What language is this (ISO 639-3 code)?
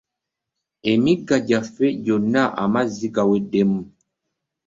lug